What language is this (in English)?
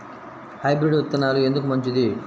Telugu